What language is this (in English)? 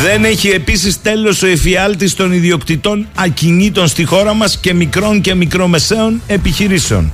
Greek